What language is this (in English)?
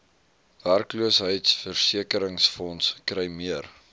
Afrikaans